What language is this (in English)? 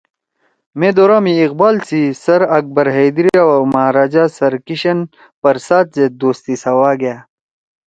Torwali